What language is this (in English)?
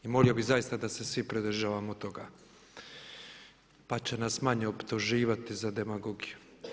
Croatian